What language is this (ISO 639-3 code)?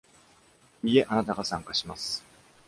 jpn